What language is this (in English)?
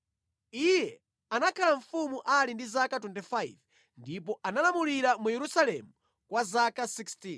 Nyanja